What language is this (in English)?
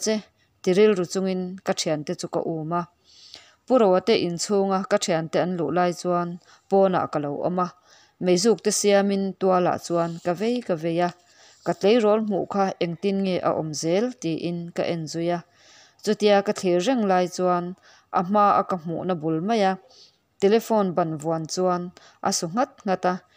Vietnamese